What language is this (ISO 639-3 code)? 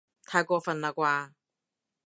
yue